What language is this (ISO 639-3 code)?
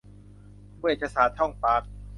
tha